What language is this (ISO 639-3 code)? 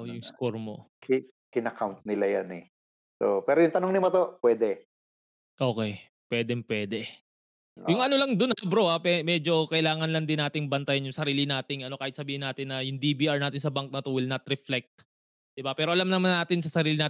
fil